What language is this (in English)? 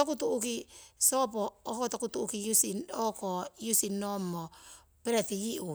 Siwai